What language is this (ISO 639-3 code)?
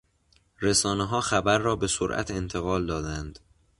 fas